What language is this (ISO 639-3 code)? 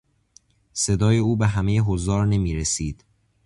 fas